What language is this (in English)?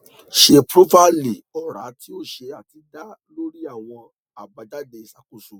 Yoruba